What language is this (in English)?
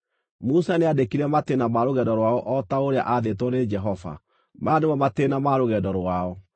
Kikuyu